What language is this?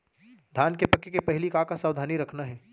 Chhattisgarhi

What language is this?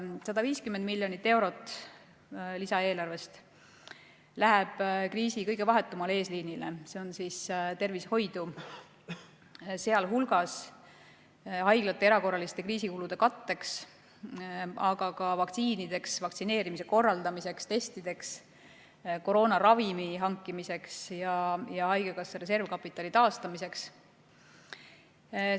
Estonian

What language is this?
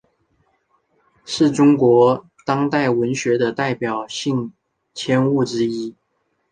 Chinese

